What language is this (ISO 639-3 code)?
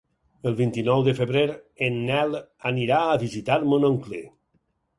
cat